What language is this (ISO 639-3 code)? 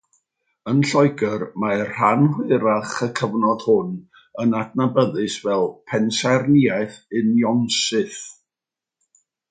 cym